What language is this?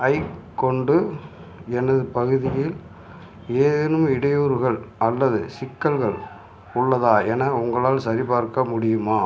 Tamil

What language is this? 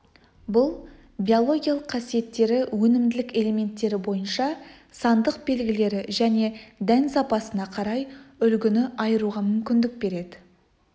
Kazakh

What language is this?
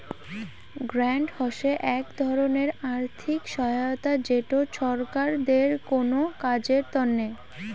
Bangla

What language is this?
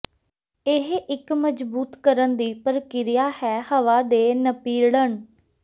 Punjabi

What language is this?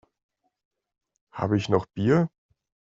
German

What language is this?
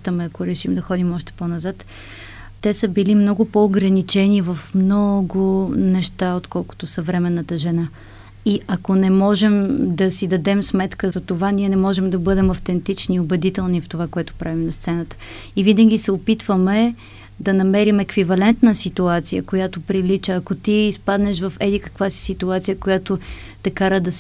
Bulgarian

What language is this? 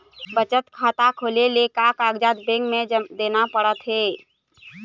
Chhattisgarhi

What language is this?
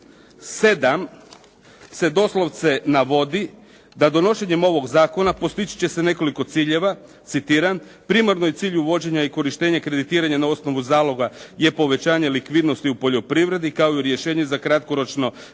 Croatian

